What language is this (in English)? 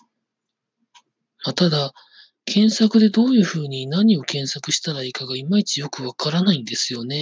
Japanese